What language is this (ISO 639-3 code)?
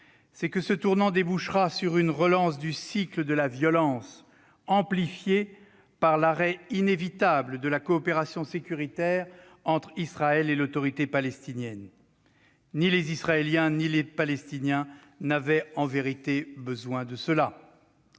fra